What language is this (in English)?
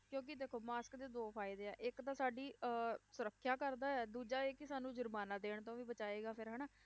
Punjabi